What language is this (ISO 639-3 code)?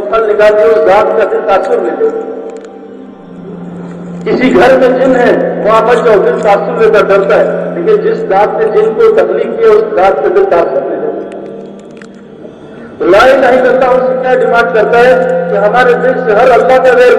urd